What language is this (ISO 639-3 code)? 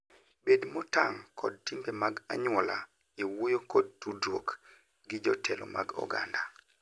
luo